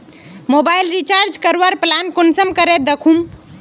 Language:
Magahi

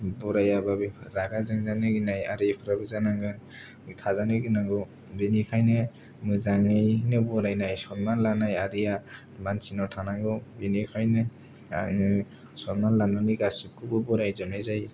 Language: Bodo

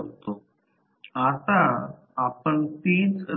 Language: Marathi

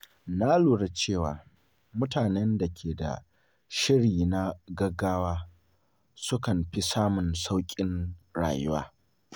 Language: Hausa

